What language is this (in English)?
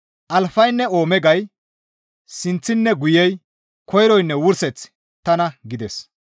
Gamo